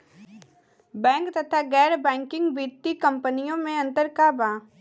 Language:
Bhojpuri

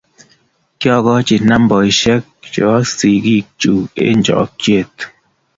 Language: Kalenjin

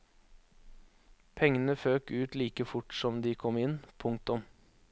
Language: Norwegian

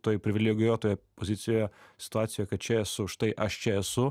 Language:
Lithuanian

